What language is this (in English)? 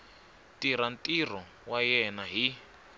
Tsonga